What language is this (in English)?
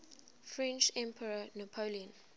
English